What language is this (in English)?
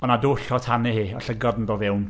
Welsh